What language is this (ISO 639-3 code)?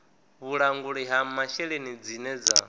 ven